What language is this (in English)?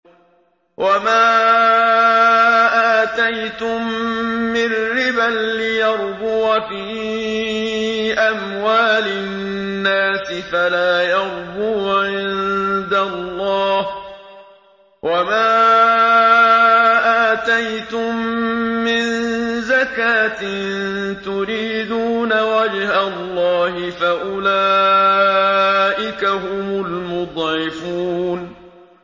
Arabic